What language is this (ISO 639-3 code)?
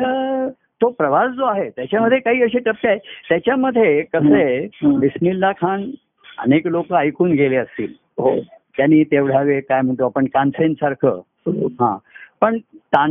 mar